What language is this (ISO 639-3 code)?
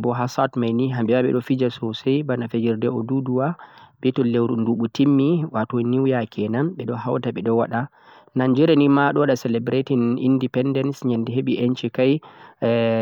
fuq